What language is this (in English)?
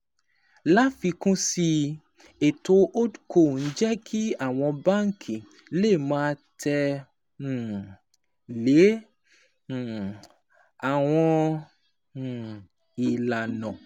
Yoruba